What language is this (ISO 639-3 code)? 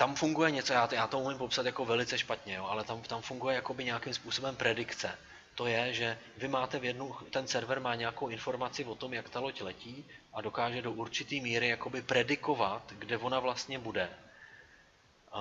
ces